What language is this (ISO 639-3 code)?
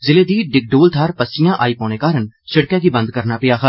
doi